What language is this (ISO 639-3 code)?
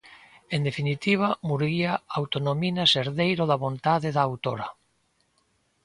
glg